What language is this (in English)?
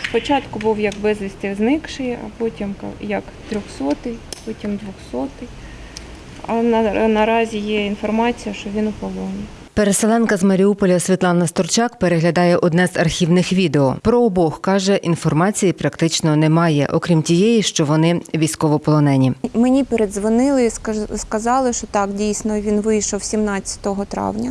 Ukrainian